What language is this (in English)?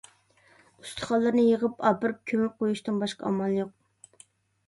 Uyghur